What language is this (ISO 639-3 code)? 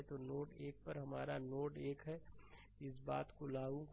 hin